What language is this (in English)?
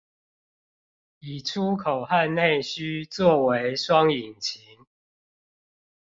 Chinese